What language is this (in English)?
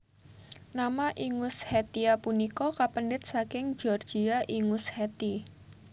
Javanese